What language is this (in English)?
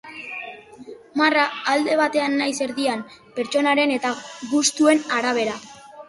Basque